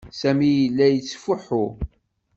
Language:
Kabyle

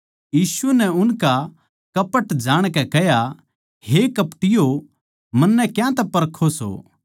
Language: Haryanvi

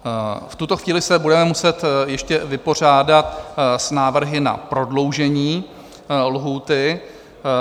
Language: Czech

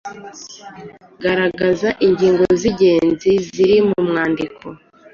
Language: Kinyarwanda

